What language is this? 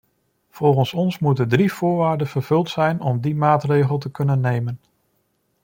Dutch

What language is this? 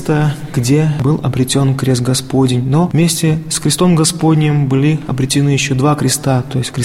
Russian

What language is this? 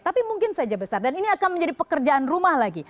Indonesian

